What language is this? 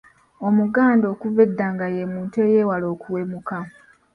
Ganda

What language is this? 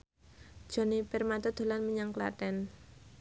Javanese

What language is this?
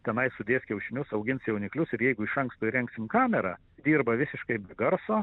Lithuanian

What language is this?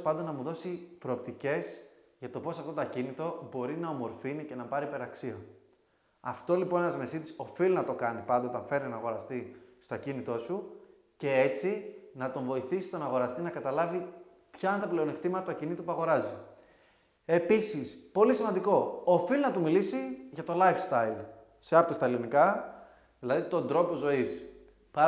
Greek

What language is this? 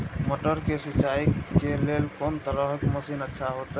Maithili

